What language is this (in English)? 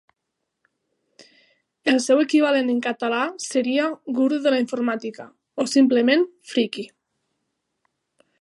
Catalan